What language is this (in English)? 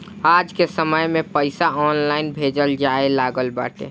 Bhojpuri